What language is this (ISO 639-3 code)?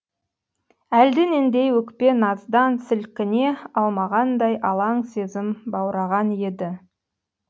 kaz